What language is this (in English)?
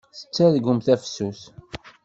Kabyle